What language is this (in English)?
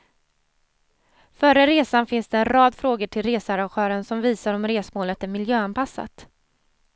Swedish